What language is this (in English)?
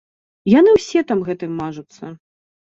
Belarusian